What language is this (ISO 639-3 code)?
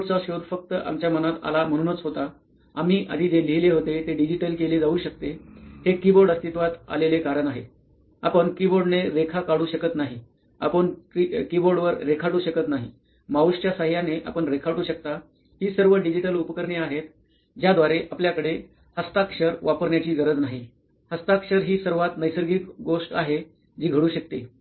mar